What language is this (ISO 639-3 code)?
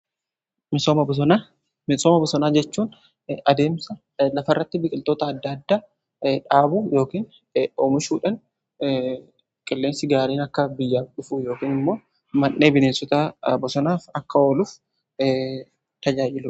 orm